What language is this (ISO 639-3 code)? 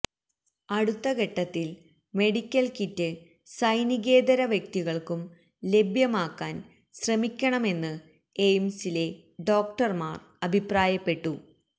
mal